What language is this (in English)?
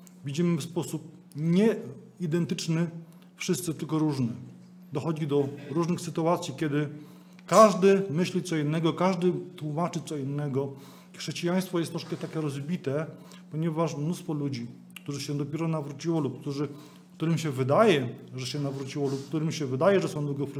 Polish